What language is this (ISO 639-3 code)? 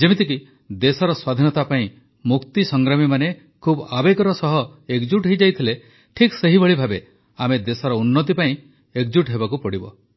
ori